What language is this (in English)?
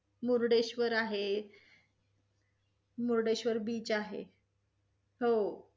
Marathi